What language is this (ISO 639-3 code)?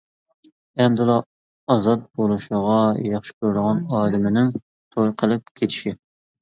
uig